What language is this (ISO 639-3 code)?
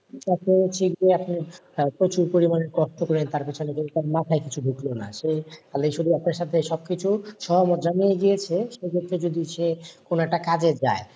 ben